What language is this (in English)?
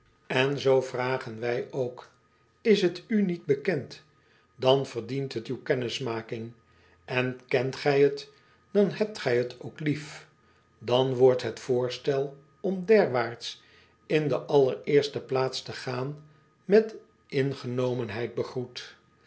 Dutch